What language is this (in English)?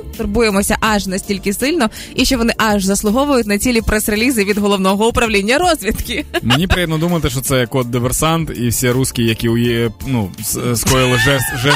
Ukrainian